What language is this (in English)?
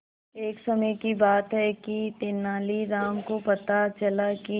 Hindi